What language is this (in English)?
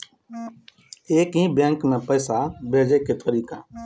Maithili